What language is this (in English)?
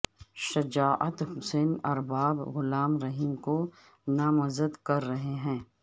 Urdu